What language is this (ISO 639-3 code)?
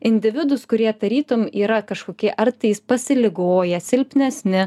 lit